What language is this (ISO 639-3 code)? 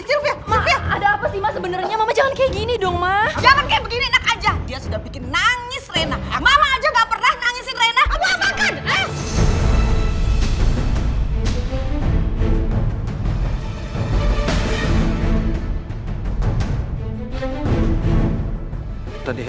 ind